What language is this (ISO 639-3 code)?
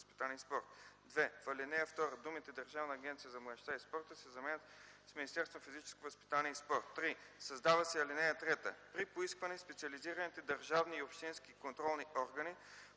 bul